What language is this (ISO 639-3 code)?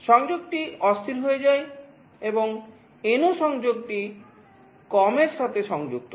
ben